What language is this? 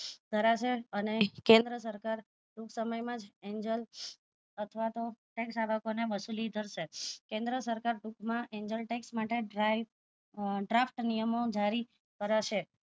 Gujarati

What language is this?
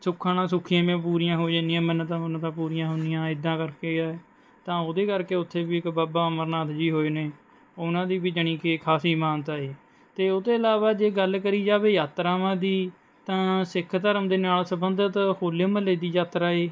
Punjabi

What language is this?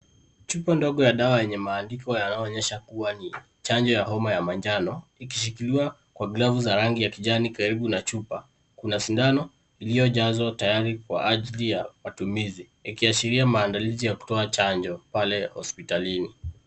Swahili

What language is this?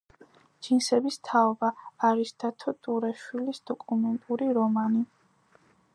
Georgian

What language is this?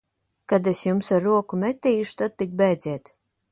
Latvian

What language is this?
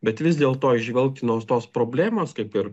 Lithuanian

